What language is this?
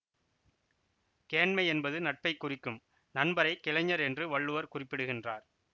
Tamil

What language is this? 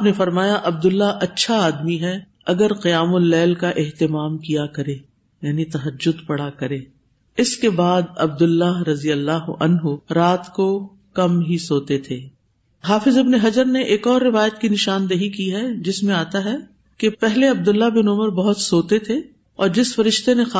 Urdu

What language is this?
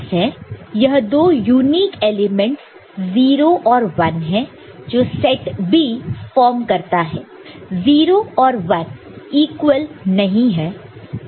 Hindi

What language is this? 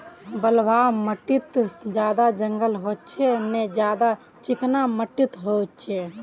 Magahi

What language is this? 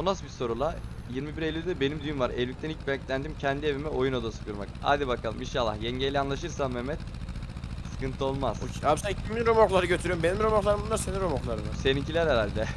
Turkish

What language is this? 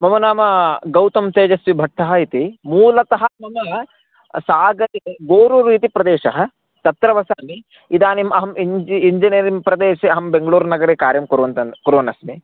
Sanskrit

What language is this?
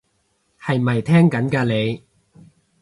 Cantonese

